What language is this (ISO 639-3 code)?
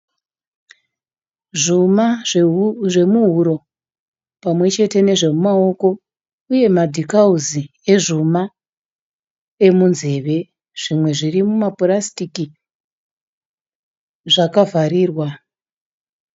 sna